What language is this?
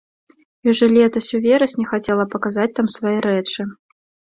Belarusian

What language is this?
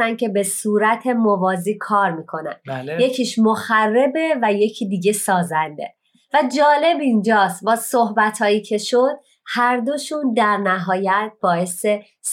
Persian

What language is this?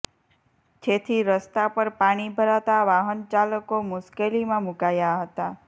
Gujarati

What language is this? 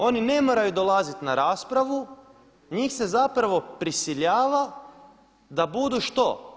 Croatian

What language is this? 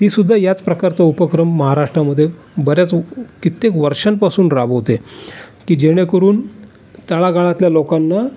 Marathi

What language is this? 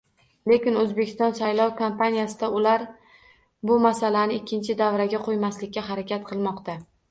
Uzbek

